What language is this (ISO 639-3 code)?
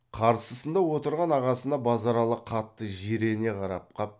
kaz